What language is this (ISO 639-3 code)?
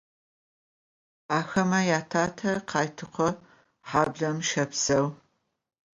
ady